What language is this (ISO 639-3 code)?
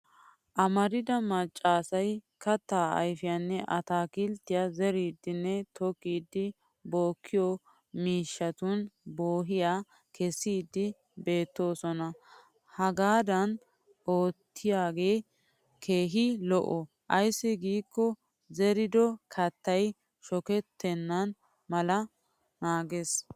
wal